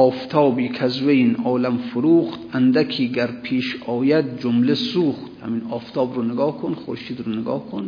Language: Persian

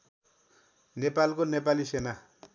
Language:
Nepali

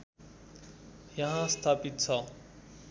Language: Nepali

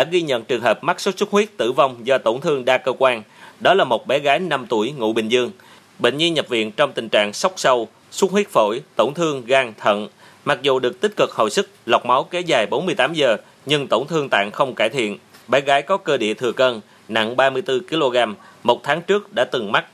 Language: Vietnamese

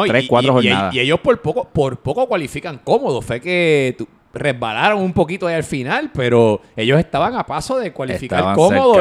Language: Spanish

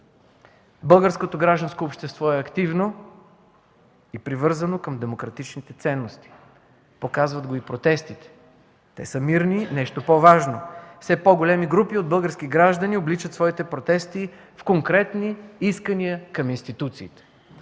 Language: Bulgarian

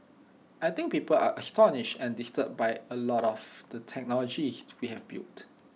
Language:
English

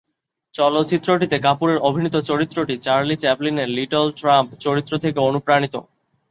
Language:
Bangla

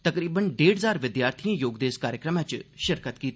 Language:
Dogri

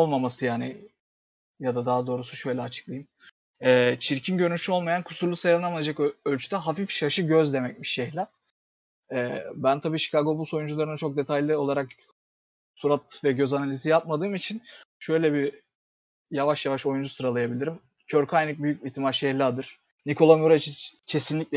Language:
Turkish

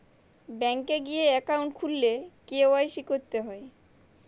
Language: Bangla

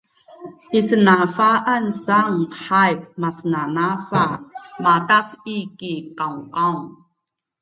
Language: Bunun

